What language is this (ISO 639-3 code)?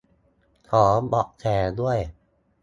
tha